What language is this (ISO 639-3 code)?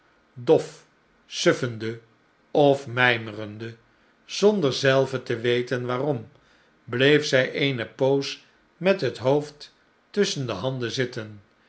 nld